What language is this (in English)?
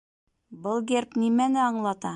Bashkir